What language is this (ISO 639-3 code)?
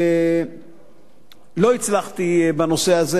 heb